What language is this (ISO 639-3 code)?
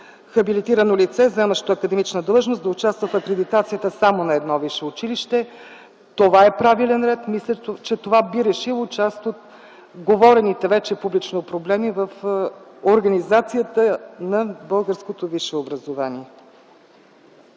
bul